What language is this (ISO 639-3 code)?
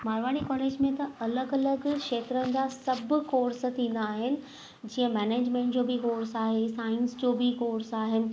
snd